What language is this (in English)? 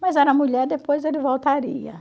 Portuguese